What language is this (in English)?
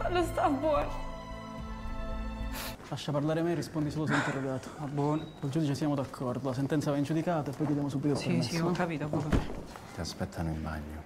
Italian